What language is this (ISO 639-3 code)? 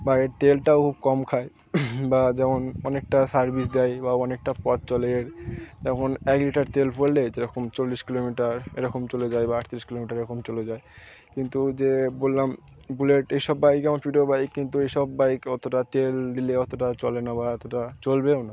ben